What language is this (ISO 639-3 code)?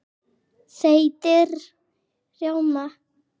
isl